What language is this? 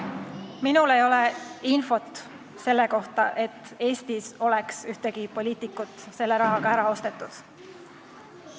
Estonian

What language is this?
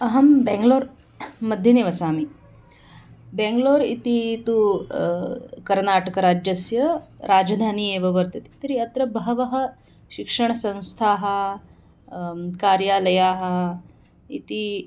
Sanskrit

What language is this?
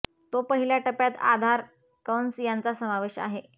Marathi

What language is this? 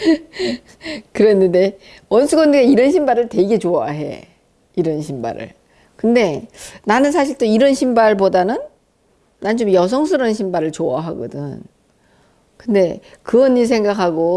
Korean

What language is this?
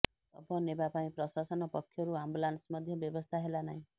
Odia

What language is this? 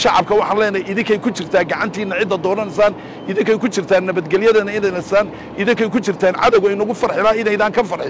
Arabic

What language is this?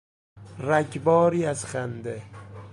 Persian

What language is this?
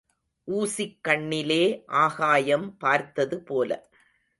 Tamil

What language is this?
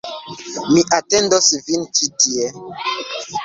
Esperanto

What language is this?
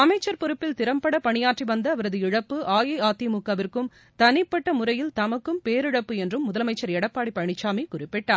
Tamil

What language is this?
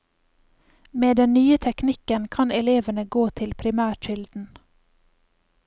Norwegian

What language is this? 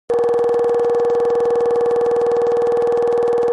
Kabardian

